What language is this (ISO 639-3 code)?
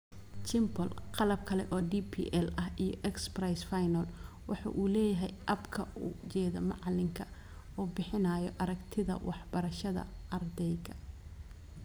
som